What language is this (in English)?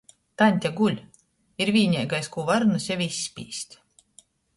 Latgalian